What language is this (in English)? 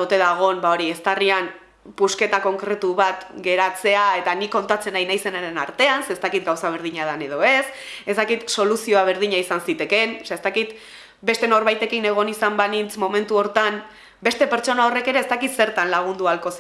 Basque